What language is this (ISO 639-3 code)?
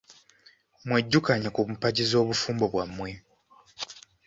lug